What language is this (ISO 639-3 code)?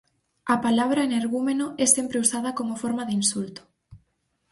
glg